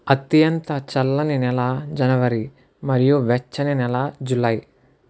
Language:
Telugu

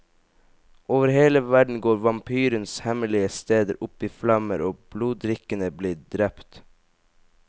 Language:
Norwegian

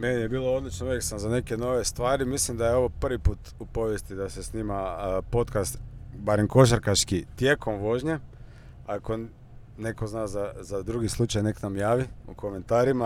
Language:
Croatian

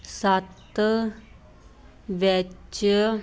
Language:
Punjabi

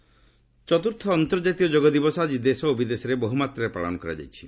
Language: Odia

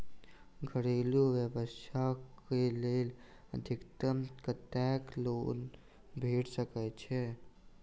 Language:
Maithili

